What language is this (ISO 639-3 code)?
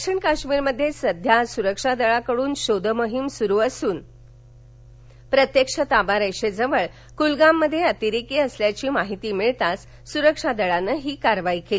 mar